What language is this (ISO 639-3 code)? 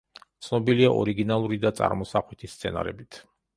kat